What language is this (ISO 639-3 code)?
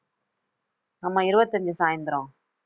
tam